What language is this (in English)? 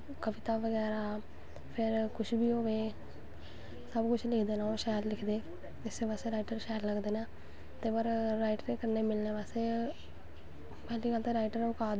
Dogri